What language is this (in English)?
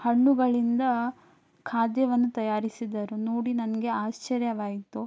Kannada